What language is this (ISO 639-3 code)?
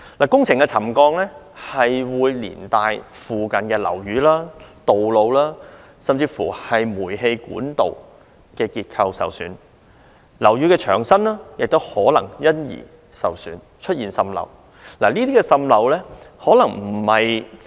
yue